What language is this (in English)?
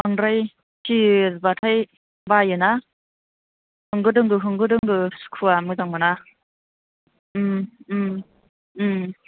Bodo